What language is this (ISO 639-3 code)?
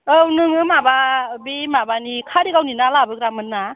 brx